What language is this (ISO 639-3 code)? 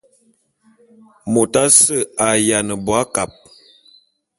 bum